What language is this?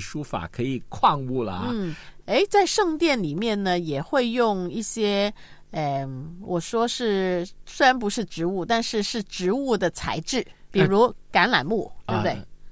Chinese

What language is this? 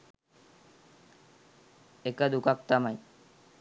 Sinhala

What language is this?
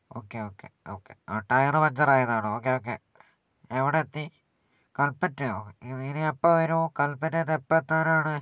Malayalam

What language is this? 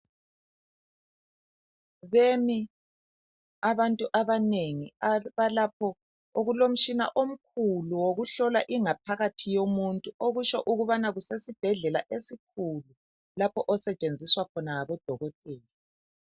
North Ndebele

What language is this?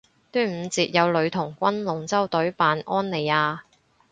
Cantonese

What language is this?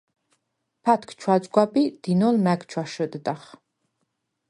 Svan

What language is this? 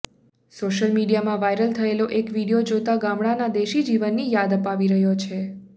Gujarati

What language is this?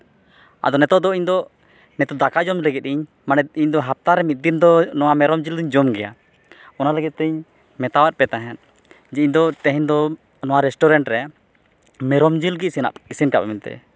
Santali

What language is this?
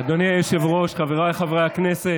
Hebrew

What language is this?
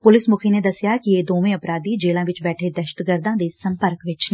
Punjabi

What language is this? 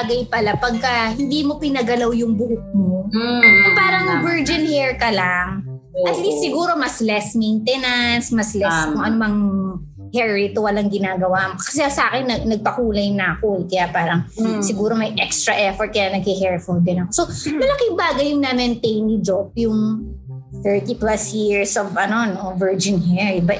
Filipino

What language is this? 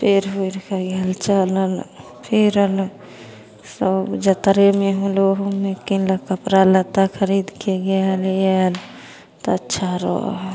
Maithili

